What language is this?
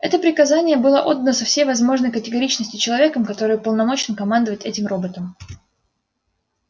Russian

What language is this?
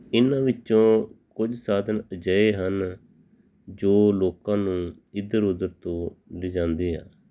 Punjabi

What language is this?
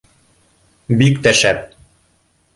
Bashkir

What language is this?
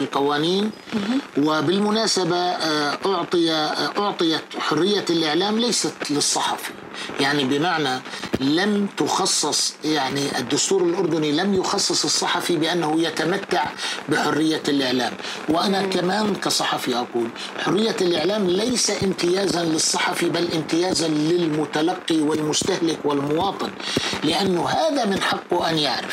Arabic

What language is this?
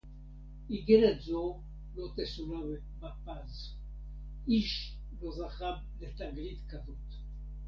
Hebrew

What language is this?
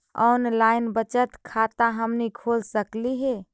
Magahi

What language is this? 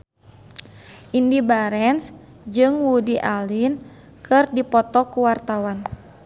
Sundanese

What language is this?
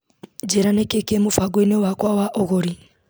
Kikuyu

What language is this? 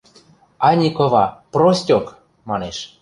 Western Mari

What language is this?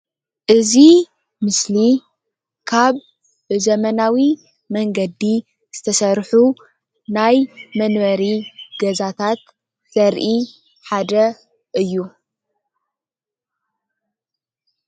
Tigrinya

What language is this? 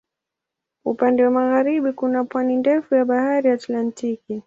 Swahili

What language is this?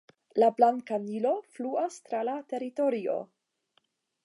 Esperanto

